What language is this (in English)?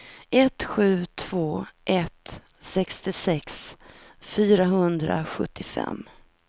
Swedish